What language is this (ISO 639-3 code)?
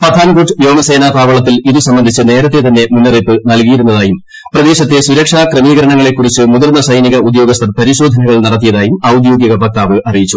mal